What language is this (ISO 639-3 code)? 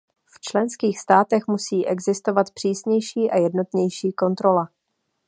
ces